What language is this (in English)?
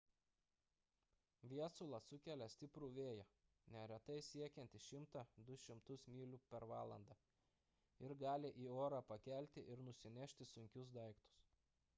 Lithuanian